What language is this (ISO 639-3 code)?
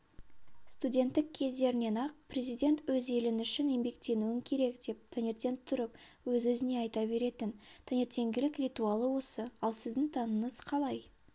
kaz